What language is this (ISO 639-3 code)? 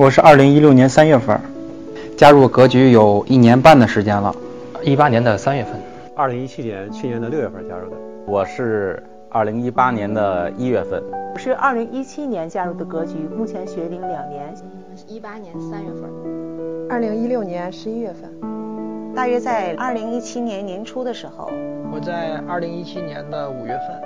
zho